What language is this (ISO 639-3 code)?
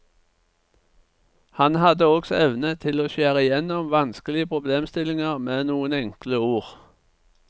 nor